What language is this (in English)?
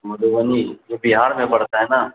Urdu